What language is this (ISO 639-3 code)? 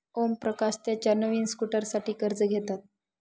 mar